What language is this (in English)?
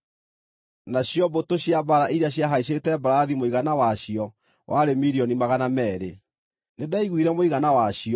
Kikuyu